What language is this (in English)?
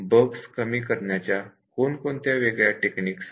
Marathi